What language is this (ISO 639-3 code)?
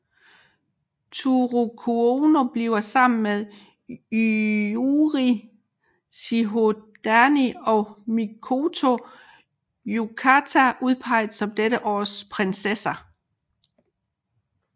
dan